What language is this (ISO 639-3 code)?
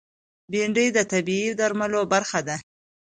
pus